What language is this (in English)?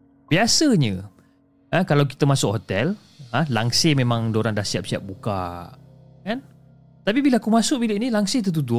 Malay